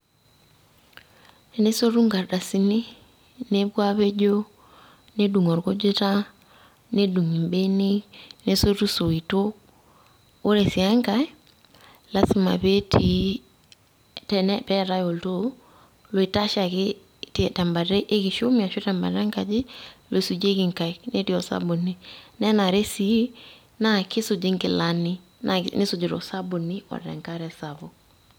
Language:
Masai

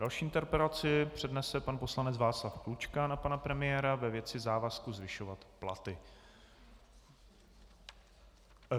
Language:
Czech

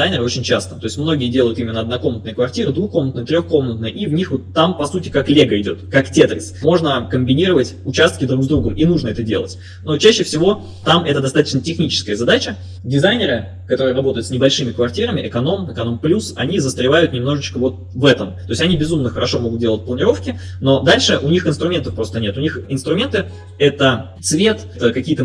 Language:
Russian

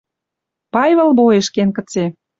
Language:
Western Mari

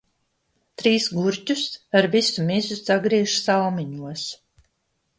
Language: Latvian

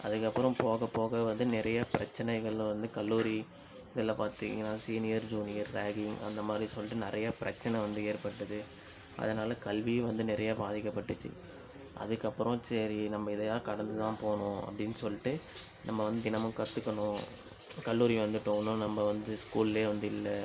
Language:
Tamil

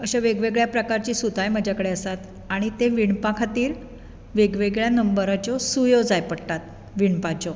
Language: Konkani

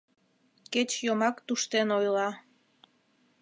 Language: Mari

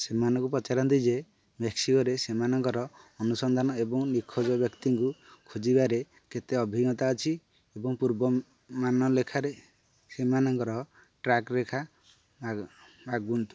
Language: Odia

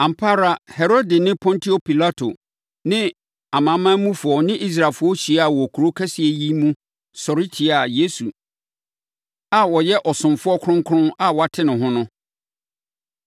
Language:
Akan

